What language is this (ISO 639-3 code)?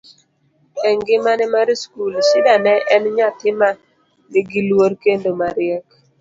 luo